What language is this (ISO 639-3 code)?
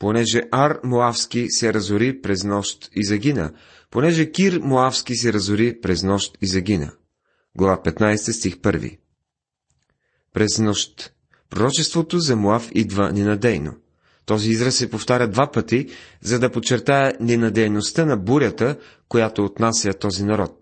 bul